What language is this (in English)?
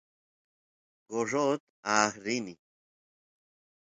Santiago del Estero Quichua